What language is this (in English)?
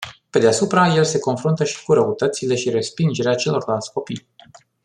Romanian